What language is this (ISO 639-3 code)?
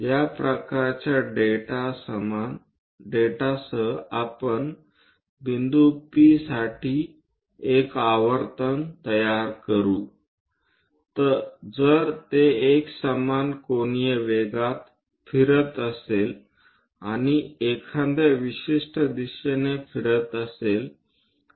mar